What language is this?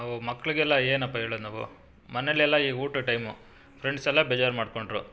Kannada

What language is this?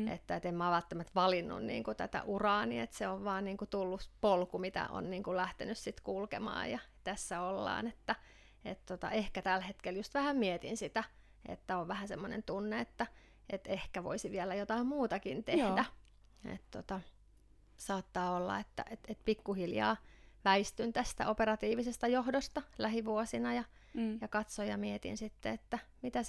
Finnish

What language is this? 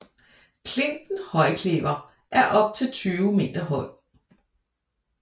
Danish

